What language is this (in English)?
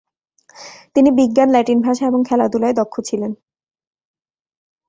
Bangla